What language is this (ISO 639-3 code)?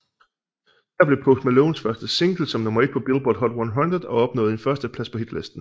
dan